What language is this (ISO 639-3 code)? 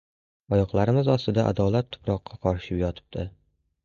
uzb